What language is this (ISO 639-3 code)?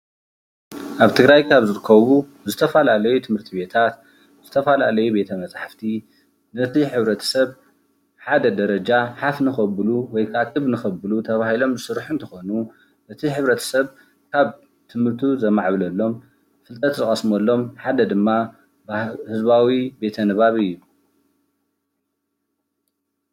tir